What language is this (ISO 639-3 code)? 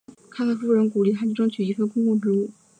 zho